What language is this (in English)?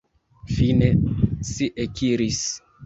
Esperanto